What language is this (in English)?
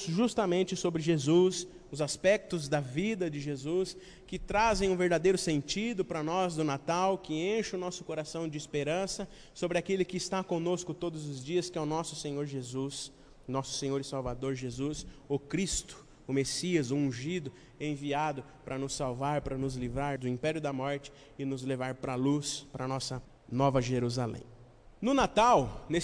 Portuguese